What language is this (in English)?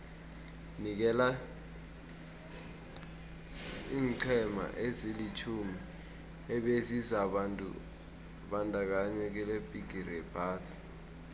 South Ndebele